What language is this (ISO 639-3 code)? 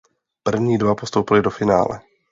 ces